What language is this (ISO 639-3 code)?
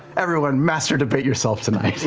eng